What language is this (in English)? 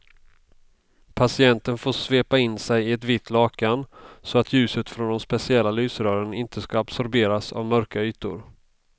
Swedish